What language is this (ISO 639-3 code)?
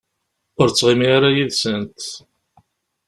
kab